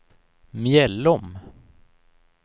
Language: Swedish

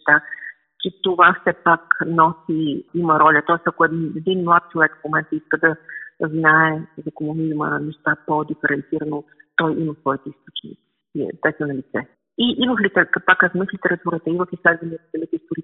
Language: Bulgarian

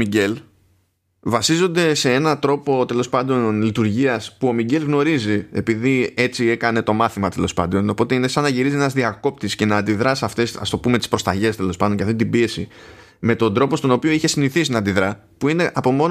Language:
Greek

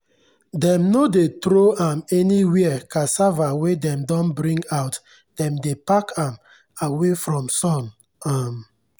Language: Nigerian Pidgin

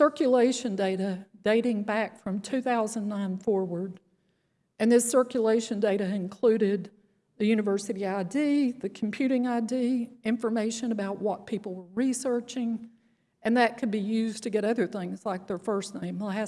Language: English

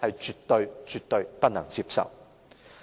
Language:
Cantonese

